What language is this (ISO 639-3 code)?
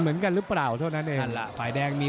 tha